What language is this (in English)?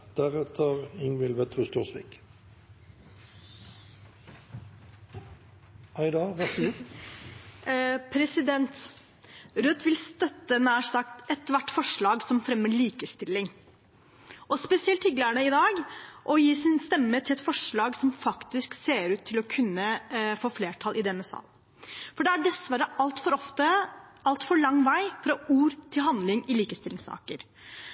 Norwegian Bokmål